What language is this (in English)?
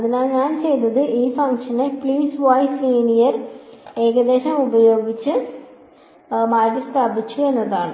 Malayalam